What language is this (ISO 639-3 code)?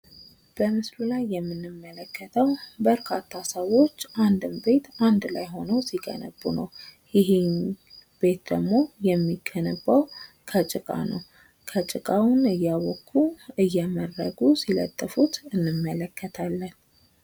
amh